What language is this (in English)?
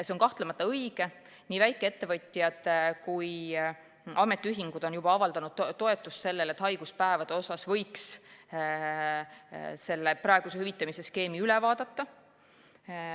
Estonian